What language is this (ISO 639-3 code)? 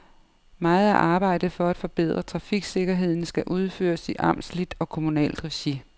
dan